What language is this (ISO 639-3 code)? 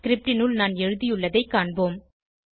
tam